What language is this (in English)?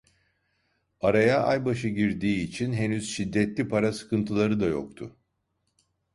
Turkish